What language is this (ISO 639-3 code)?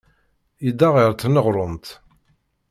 kab